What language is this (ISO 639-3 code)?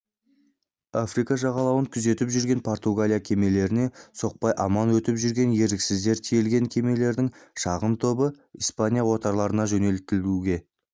kaz